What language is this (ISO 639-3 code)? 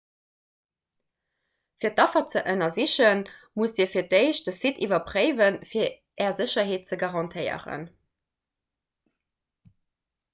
ltz